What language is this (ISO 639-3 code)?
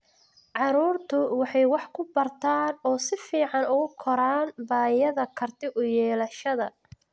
som